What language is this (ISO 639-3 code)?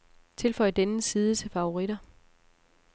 dan